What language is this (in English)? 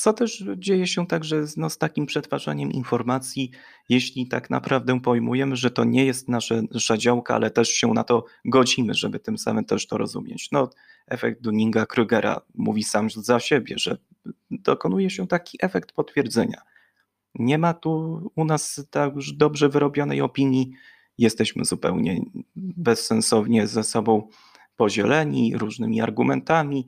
Polish